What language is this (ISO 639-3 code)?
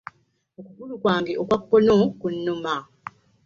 lug